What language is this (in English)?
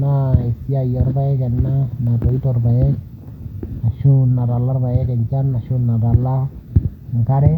Masai